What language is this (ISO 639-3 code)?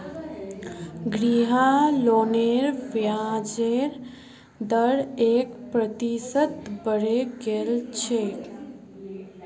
mag